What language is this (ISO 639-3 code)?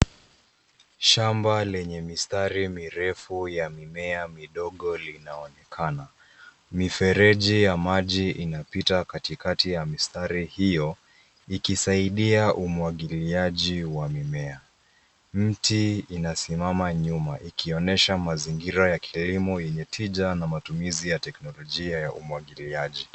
swa